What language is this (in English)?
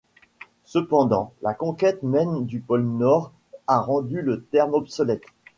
French